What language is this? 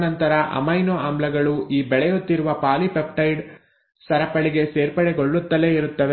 Kannada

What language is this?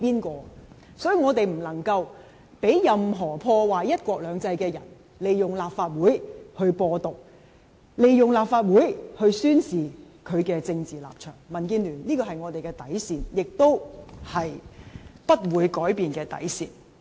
Cantonese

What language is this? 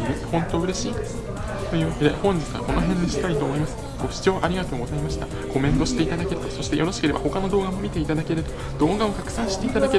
Japanese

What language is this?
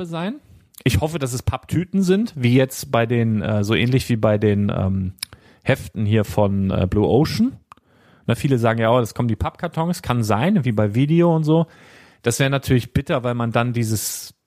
German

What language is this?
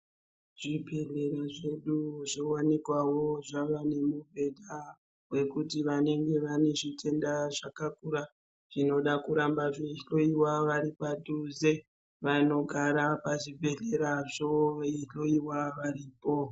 Ndau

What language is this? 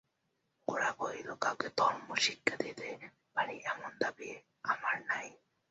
Bangla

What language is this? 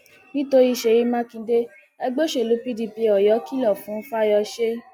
Yoruba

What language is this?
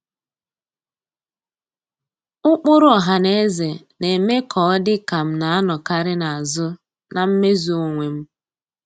Igbo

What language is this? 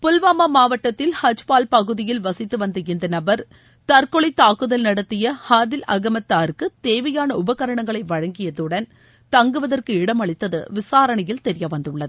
Tamil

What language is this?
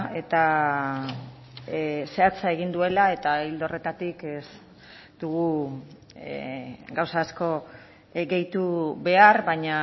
Basque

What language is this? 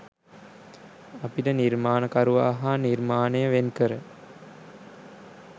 Sinhala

